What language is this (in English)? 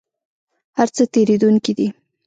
Pashto